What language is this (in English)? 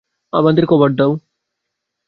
Bangla